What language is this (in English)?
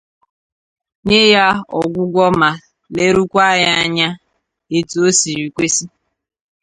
Igbo